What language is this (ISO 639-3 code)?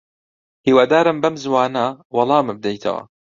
ckb